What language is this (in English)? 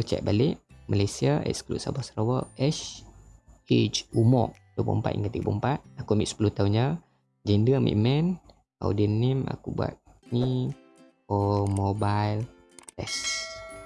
Malay